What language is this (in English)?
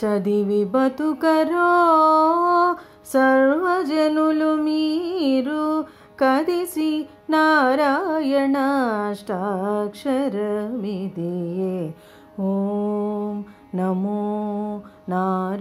Telugu